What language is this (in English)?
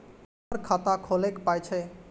Maithili